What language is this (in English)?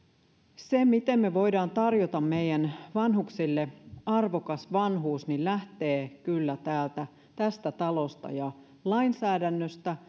Finnish